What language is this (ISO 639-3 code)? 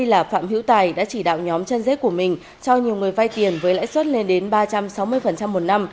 vie